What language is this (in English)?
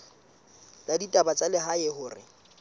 Southern Sotho